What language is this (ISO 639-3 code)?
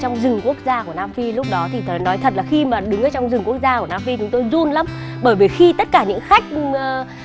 vie